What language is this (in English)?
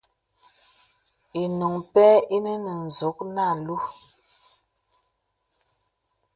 Bebele